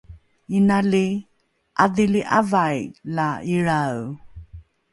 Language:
Rukai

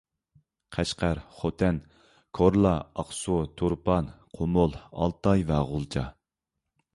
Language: Uyghur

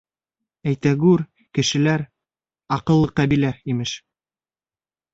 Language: Bashkir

